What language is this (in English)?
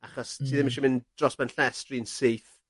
Welsh